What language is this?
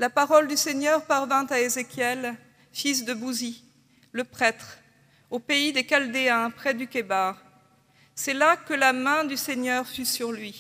French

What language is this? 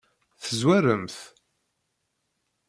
Kabyle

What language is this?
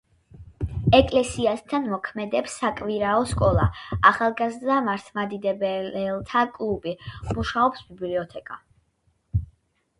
Georgian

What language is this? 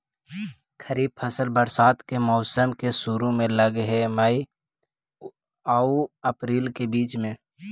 Magahi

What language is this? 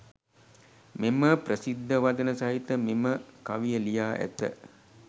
Sinhala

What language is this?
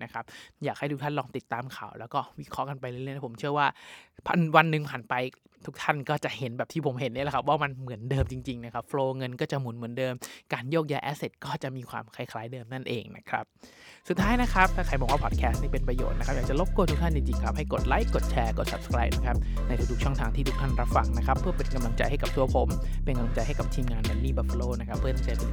Thai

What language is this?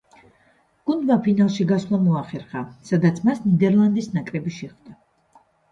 Georgian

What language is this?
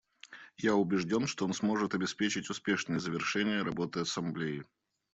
Russian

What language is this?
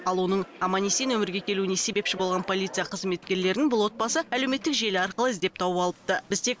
Kazakh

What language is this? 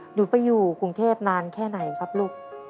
Thai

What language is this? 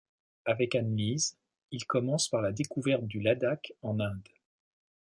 French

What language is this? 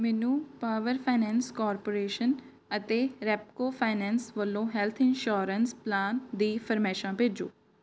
Punjabi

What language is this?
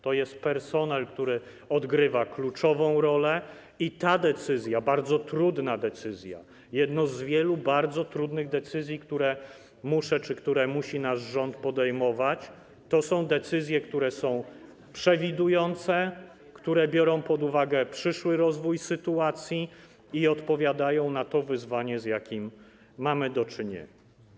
Polish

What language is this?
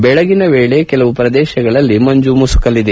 Kannada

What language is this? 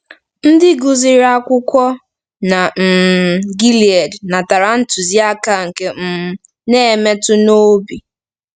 Igbo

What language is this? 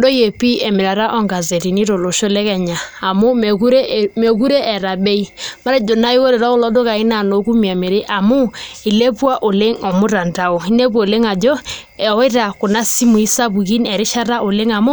Masai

